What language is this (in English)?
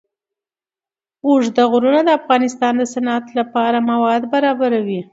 Pashto